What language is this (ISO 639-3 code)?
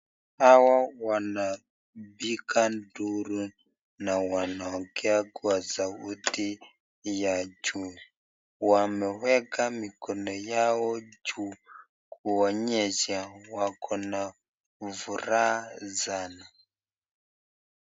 swa